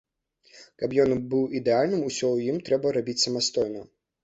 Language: Belarusian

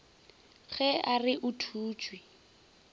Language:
Northern Sotho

